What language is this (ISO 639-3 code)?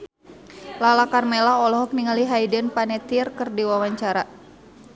sun